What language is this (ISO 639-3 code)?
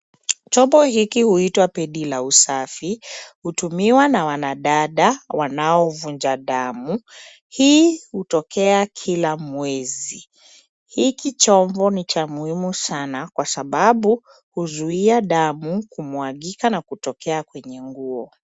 swa